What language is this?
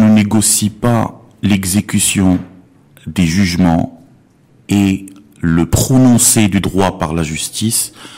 French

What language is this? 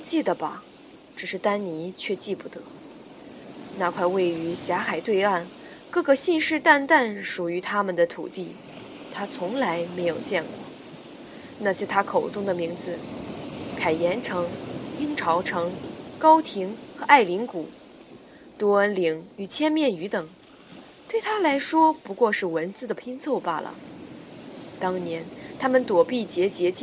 Chinese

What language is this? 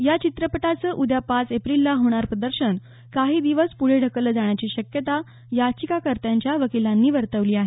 Marathi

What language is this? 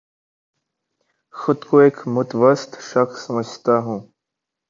Urdu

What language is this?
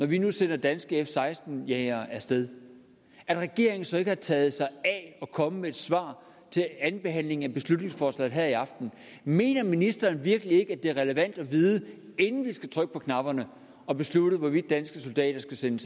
Danish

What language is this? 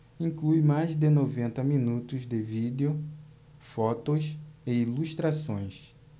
Portuguese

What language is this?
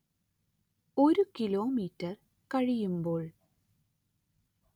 Malayalam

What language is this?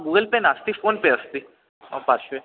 Sanskrit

